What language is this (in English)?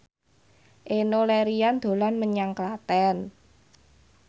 Javanese